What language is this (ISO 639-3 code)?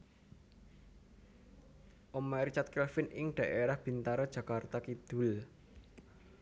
jav